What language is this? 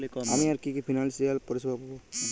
Bangla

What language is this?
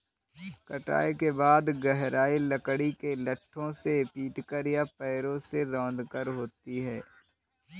Hindi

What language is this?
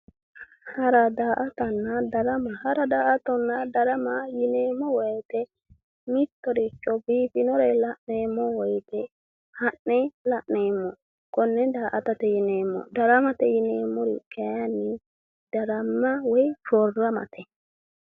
Sidamo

